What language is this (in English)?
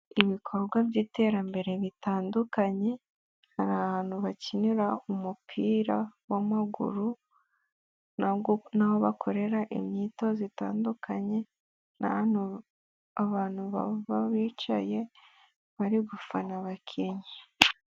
Kinyarwanda